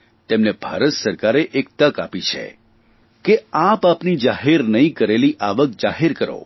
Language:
Gujarati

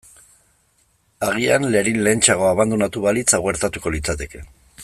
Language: Basque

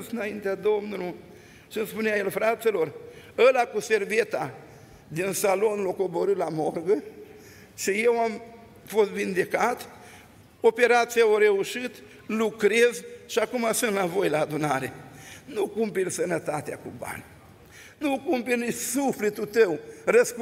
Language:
Romanian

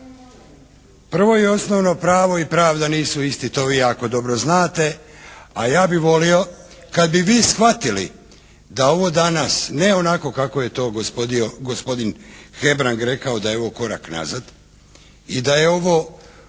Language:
Croatian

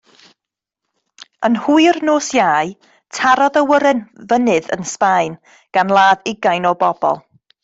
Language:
Welsh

